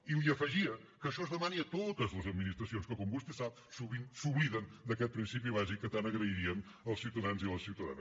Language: Catalan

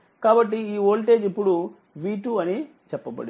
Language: Telugu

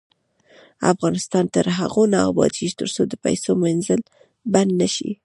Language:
Pashto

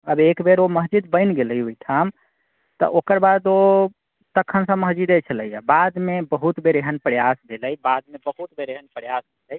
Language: Maithili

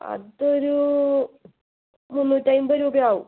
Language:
Malayalam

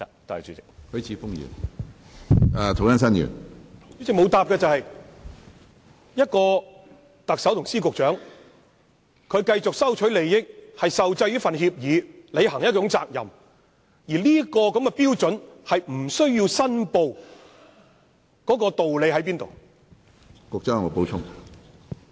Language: Cantonese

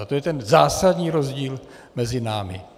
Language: Czech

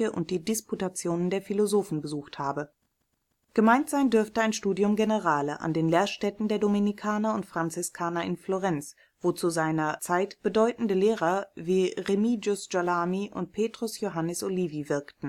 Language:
German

